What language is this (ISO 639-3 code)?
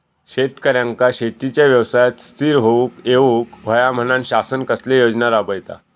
mar